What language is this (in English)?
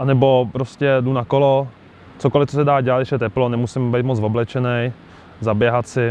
Czech